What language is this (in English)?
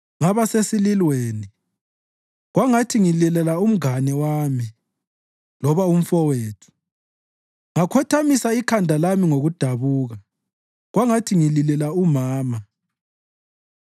North Ndebele